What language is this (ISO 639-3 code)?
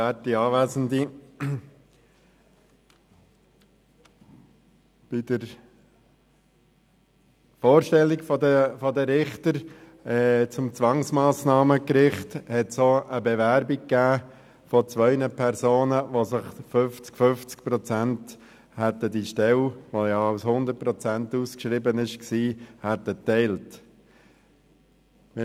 gsw